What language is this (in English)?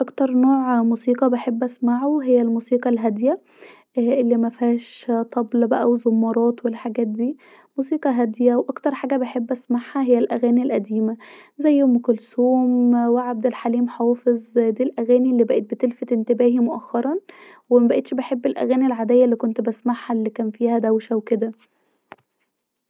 Egyptian Arabic